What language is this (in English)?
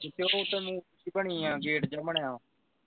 Punjabi